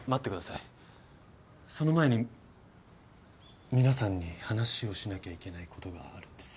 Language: Japanese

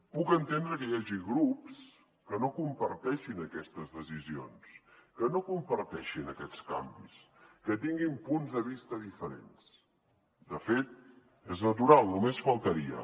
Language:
Catalan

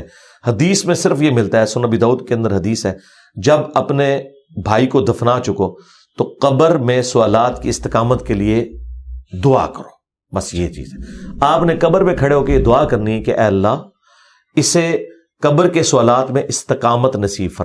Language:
Urdu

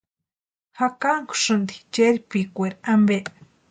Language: Western Highland Purepecha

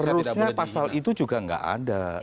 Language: Indonesian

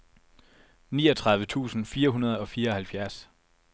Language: Danish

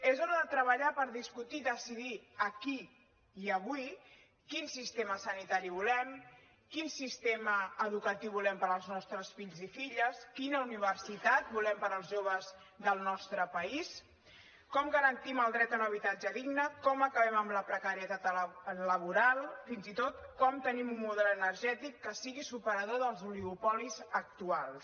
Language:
Catalan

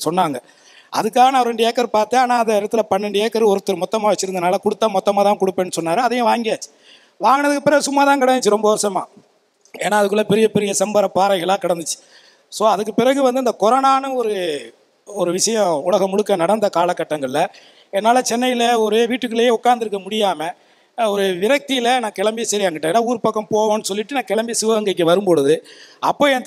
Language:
Romanian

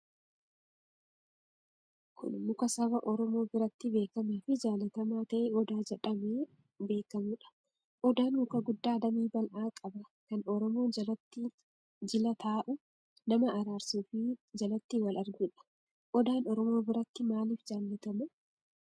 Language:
Oromo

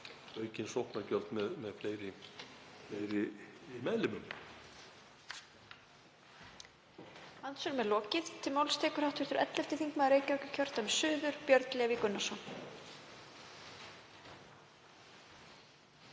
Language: Icelandic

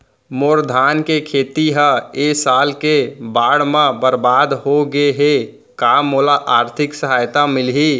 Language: Chhattisgarhi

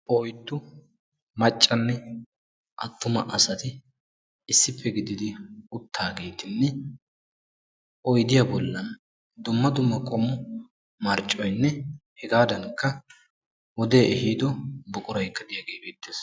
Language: Wolaytta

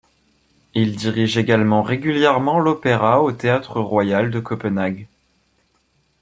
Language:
French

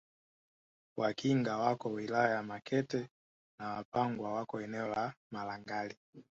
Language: Swahili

